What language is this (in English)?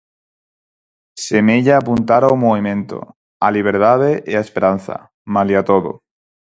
Galician